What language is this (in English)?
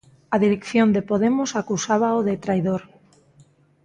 Galician